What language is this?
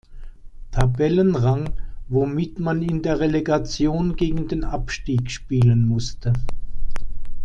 German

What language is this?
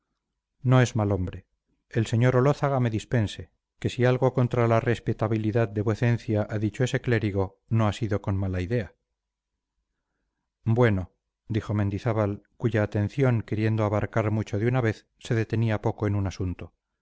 Spanish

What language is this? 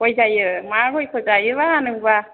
Bodo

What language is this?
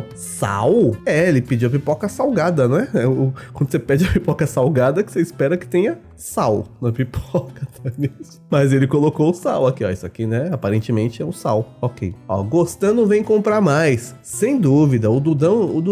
Portuguese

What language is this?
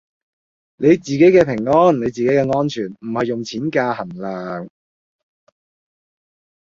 Cantonese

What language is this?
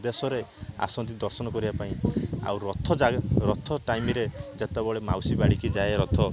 Odia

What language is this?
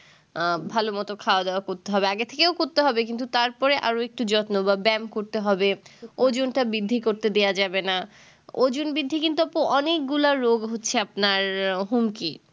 Bangla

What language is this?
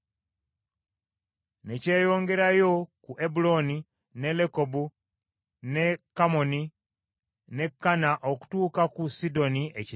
Ganda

